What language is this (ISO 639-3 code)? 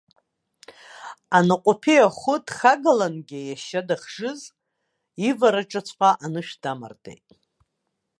abk